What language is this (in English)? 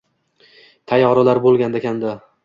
Uzbek